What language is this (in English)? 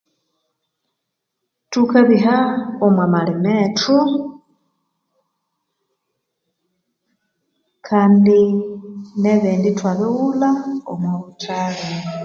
Konzo